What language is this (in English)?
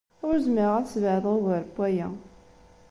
Kabyle